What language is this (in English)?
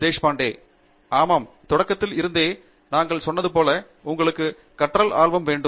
Tamil